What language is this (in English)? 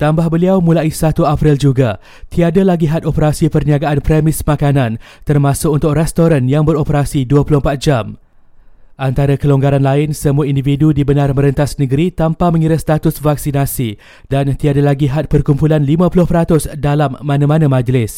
Malay